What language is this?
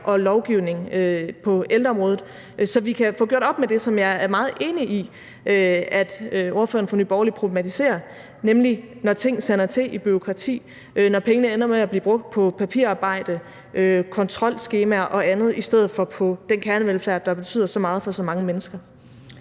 Danish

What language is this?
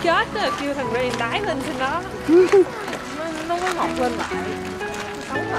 Vietnamese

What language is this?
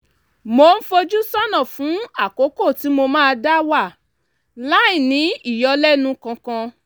Yoruba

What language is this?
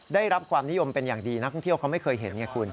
Thai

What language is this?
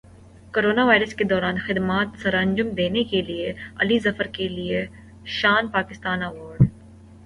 Urdu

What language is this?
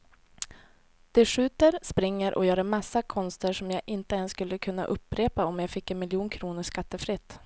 Swedish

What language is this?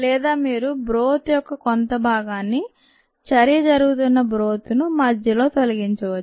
Telugu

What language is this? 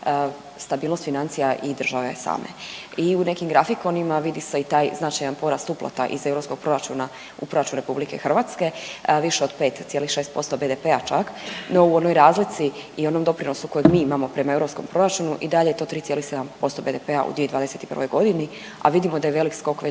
Croatian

